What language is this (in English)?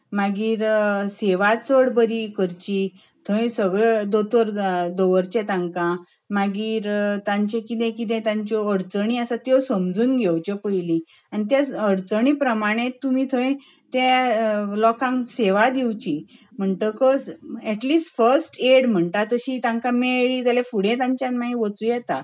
Konkani